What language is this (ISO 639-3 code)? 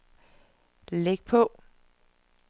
dan